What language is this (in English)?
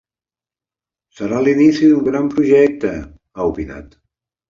Catalan